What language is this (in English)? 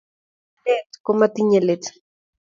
Kalenjin